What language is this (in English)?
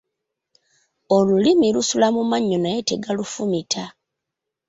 Ganda